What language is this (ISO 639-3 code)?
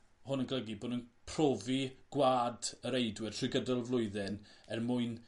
cym